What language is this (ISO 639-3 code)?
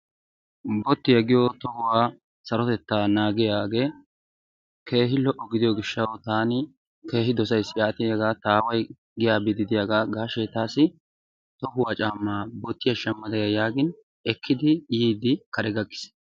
wal